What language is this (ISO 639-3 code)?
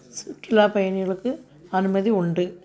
tam